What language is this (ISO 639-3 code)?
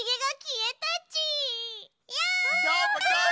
jpn